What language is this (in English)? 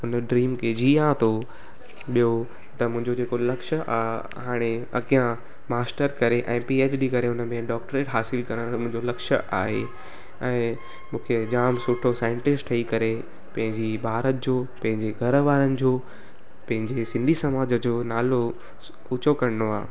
Sindhi